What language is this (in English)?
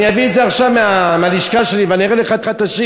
Hebrew